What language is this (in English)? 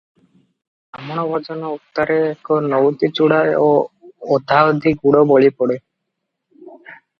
Odia